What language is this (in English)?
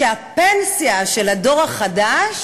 Hebrew